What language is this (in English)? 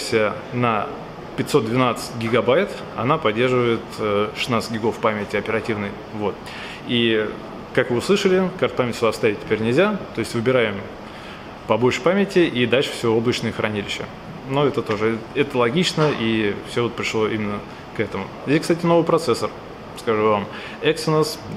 Russian